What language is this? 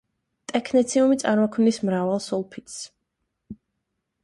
Georgian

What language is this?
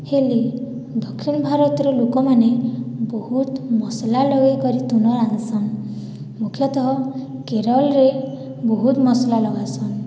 Odia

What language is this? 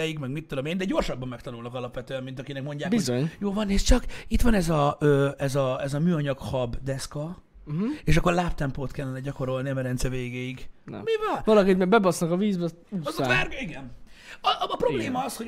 Hungarian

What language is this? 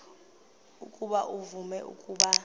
Xhosa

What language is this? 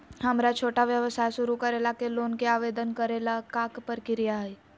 Magahi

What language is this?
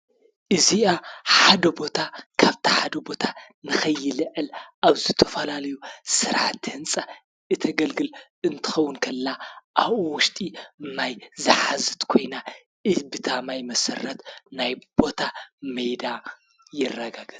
Tigrinya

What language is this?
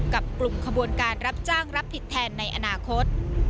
Thai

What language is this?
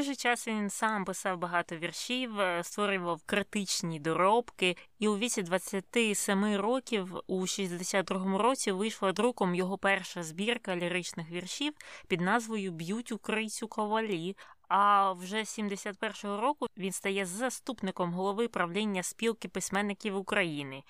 Ukrainian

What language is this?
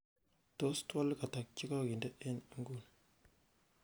Kalenjin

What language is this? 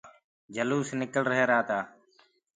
Gurgula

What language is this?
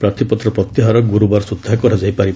Odia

